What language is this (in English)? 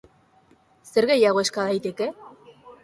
Basque